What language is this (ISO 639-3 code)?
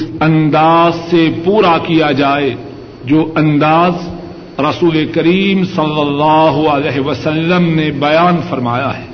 urd